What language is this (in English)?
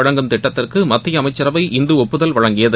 Tamil